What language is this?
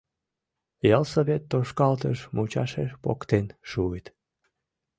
Mari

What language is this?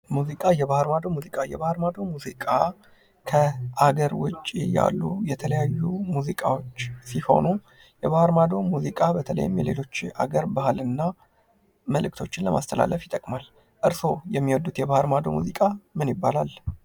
Amharic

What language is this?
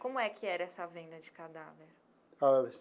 Portuguese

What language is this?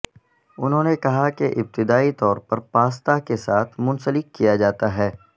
Urdu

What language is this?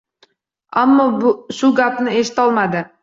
Uzbek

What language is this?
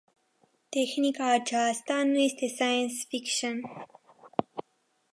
Romanian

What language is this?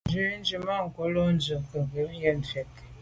Medumba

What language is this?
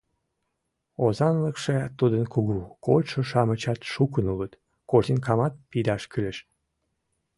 Mari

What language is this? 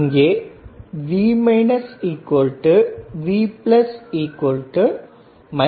Tamil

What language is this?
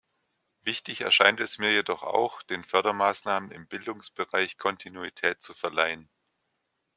German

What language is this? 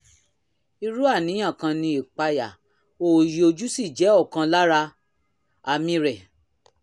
Yoruba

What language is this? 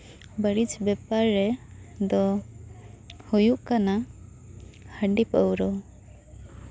Santali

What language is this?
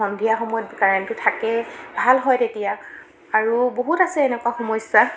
Assamese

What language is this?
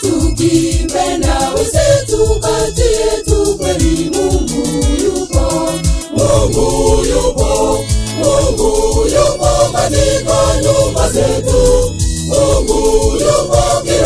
Romanian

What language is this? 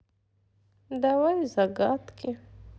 Russian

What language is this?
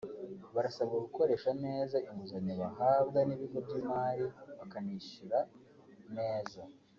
Kinyarwanda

